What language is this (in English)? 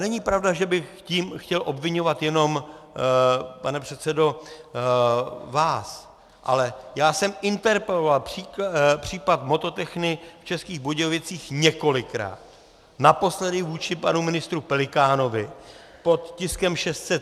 Czech